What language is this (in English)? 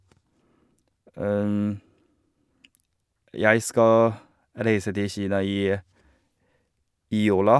Norwegian